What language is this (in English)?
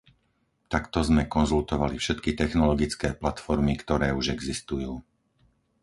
Slovak